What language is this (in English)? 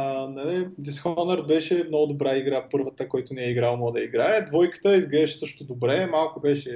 Bulgarian